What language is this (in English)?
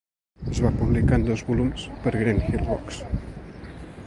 Catalan